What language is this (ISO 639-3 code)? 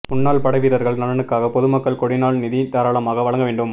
tam